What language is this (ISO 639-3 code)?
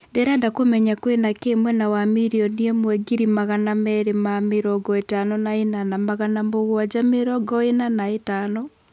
kik